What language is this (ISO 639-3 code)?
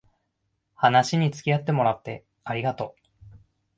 jpn